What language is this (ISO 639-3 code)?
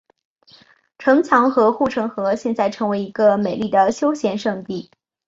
zho